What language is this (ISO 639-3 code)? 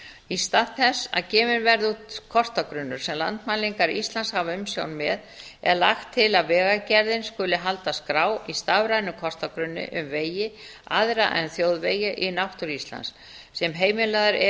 isl